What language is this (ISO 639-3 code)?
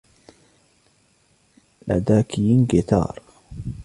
ara